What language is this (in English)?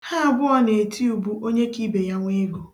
Igbo